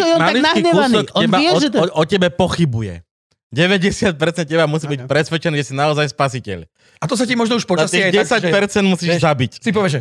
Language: Slovak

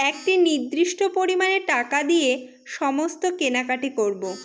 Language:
Bangla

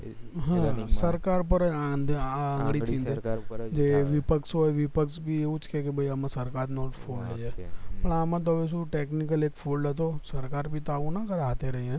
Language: Gujarati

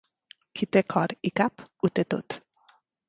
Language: Catalan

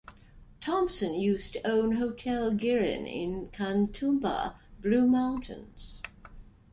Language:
English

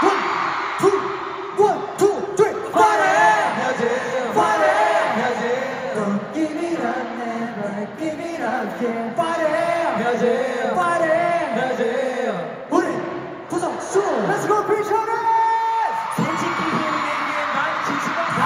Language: English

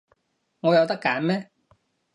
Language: Cantonese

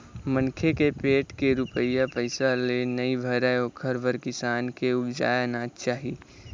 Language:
Chhattisgarhi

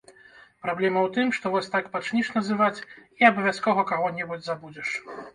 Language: Belarusian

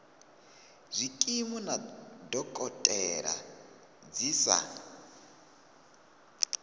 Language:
Venda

